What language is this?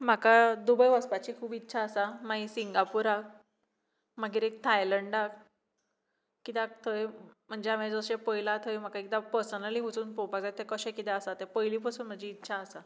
Konkani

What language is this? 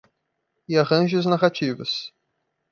Portuguese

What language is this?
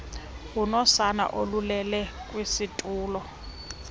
Xhosa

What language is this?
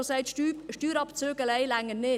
Swiss German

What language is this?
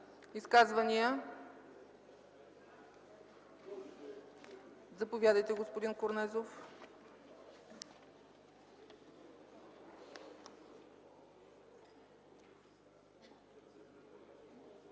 Bulgarian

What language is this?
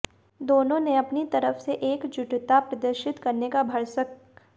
Hindi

